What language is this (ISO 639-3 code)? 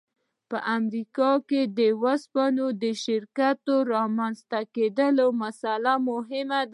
pus